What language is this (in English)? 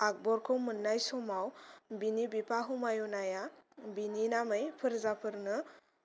Bodo